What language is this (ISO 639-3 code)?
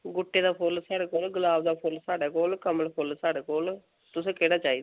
doi